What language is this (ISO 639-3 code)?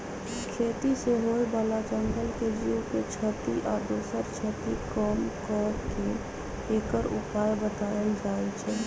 mag